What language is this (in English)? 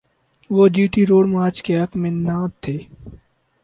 Urdu